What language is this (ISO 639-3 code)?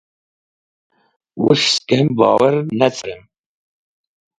wbl